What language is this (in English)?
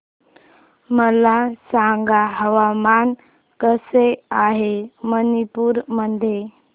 Marathi